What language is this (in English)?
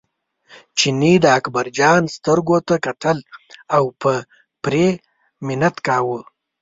Pashto